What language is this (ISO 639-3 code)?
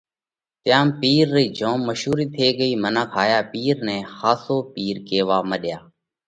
kvx